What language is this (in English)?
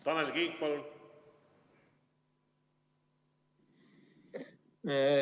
Estonian